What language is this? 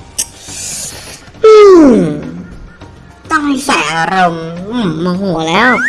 Thai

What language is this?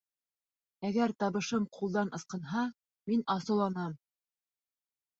Bashkir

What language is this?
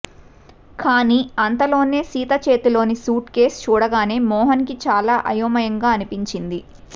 Telugu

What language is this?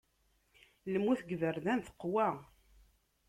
Kabyle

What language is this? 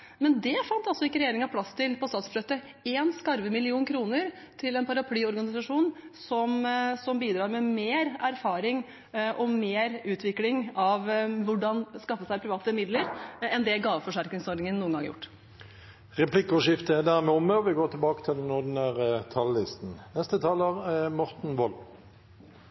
Norwegian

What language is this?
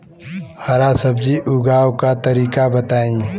Bhojpuri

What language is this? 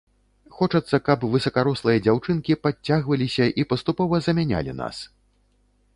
Belarusian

